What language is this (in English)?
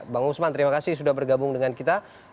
Indonesian